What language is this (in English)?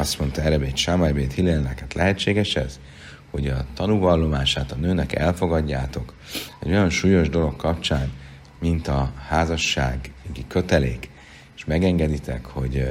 Hungarian